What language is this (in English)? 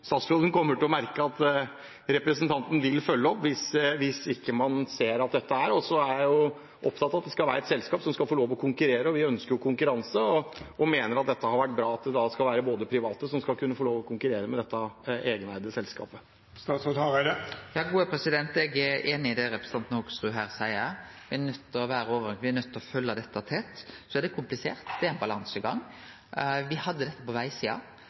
Norwegian